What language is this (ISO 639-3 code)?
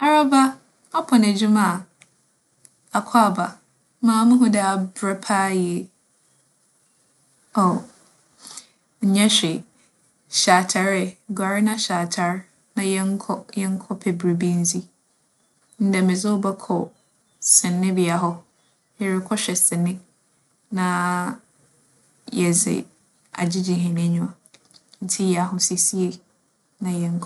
aka